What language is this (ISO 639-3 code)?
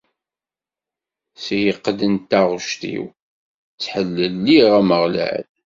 kab